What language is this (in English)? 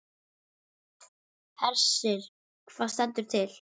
Icelandic